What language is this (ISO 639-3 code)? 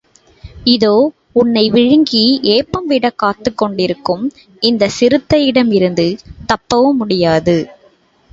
tam